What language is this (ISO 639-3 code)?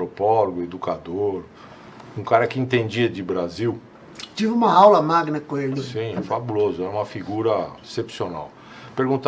por